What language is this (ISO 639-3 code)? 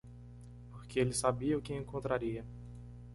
por